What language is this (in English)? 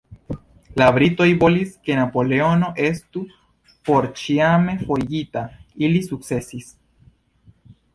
Esperanto